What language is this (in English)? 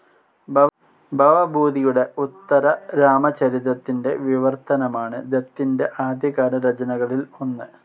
Malayalam